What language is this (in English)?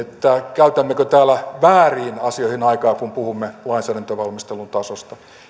Finnish